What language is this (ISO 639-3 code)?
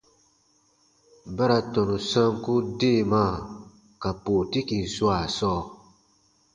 bba